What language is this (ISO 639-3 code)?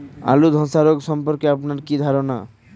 ben